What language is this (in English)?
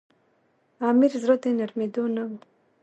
Pashto